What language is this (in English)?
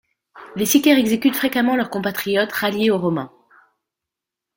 French